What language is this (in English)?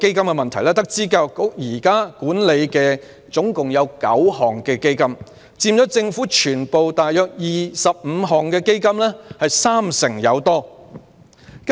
Cantonese